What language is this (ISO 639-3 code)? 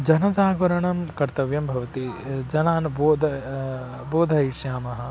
san